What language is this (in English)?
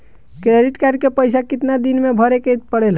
Bhojpuri